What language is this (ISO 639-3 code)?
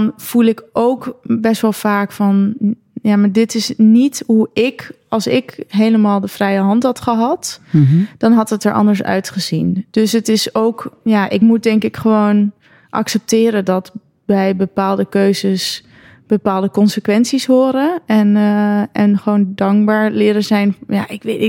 nld